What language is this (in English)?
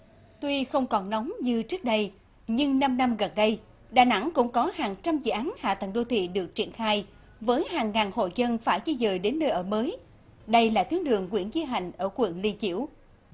Vietnamese